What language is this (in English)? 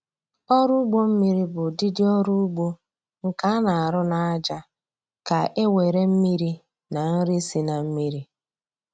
Igbo